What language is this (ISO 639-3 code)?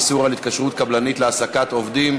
heb